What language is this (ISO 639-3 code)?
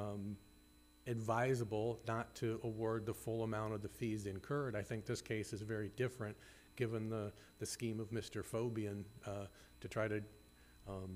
eng